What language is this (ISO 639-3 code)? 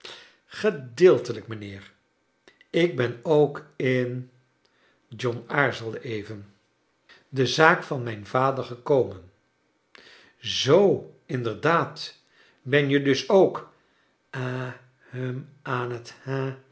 nld